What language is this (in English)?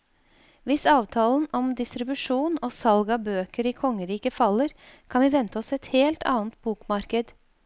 Norwegian